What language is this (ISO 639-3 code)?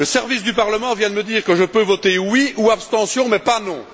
fra